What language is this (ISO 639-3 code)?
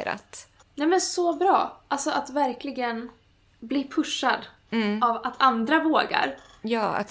swe